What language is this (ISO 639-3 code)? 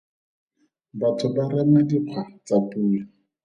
tsn